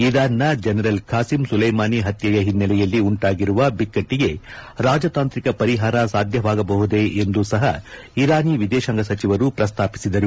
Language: Kannada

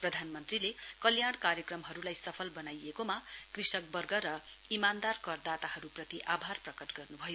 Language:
Nepali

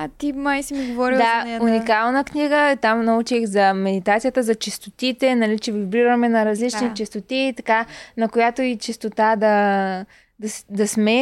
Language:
Bulgarian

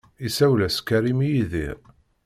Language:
Kabyle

